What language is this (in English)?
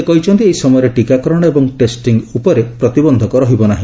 Odia